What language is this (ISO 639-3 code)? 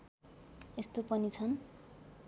nep